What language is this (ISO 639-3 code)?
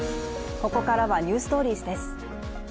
jpn